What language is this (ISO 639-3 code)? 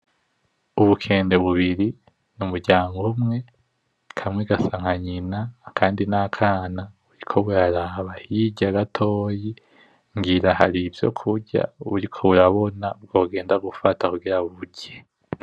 run